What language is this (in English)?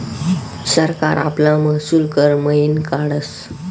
Marathi